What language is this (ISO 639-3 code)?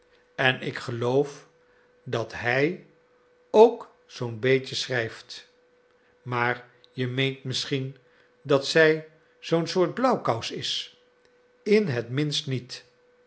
nld